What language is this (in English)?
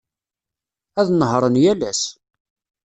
Kabyle